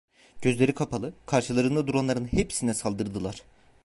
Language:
Turkish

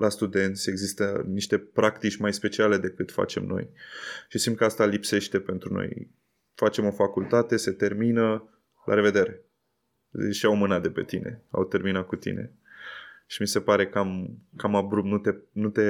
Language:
Romanian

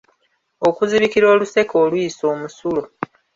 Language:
Ganda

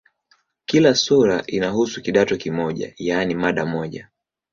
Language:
Swahili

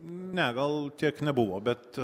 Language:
Lithuanian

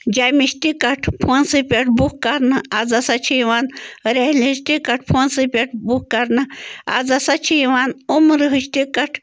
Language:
Kashmiri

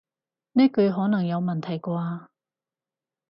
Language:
Cantonese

